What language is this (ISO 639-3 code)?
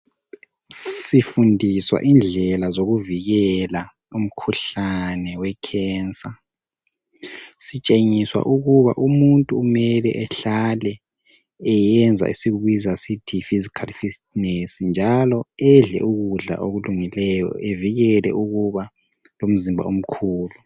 nde